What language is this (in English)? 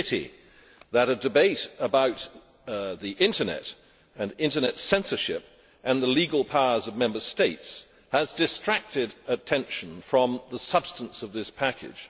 English